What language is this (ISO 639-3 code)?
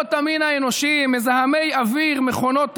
heb